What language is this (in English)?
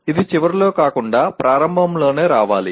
Telugu